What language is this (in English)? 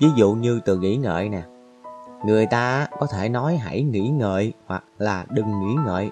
Vietnamese